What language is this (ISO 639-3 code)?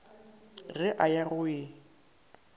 nso